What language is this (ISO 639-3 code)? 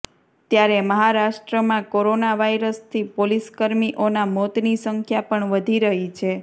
guj